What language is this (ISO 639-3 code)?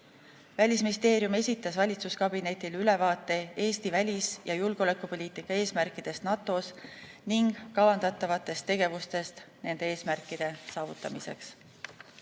est